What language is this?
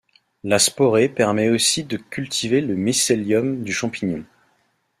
French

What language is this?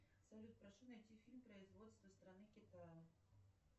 Russian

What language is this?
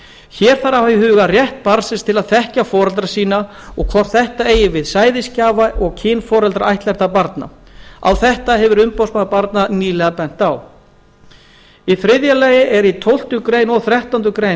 Icelandic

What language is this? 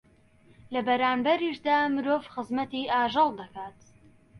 Central Kurdish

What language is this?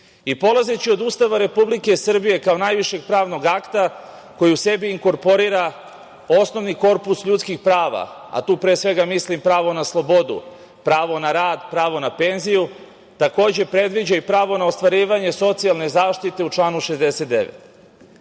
Serbian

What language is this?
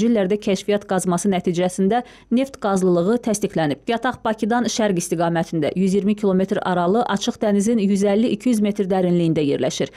Turkish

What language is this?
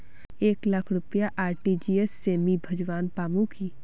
Magahi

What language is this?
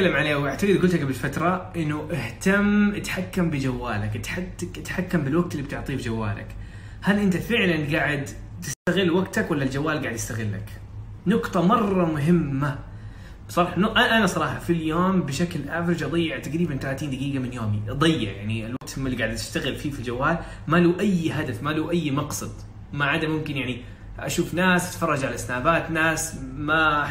Arabic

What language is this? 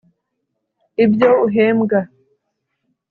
Kinyarwanda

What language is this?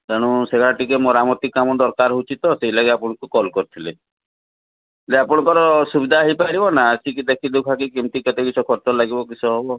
Odia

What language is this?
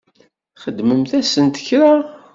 Kabyle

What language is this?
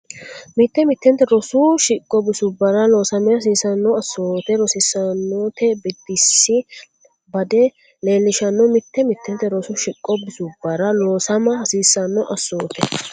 Sidamo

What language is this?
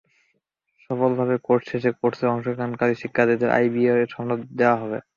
Bangla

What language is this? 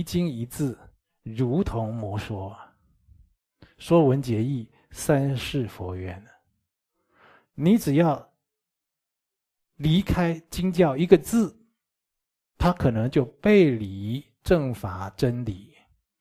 Chinese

